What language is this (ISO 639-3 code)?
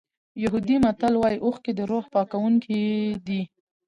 pus